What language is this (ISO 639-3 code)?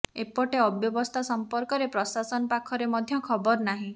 ori